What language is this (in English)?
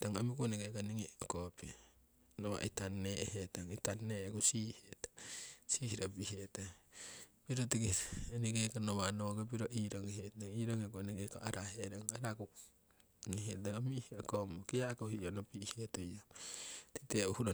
Siwai